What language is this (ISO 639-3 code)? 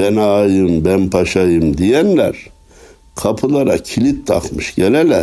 tur